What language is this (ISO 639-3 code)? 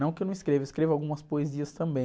por